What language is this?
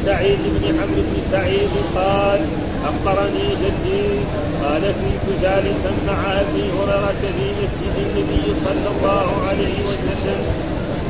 Arabic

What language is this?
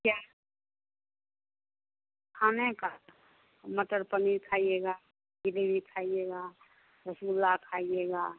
Hindi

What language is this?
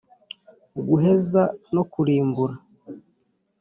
Kinyarwanda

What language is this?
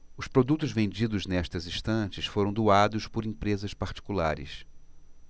Portuguese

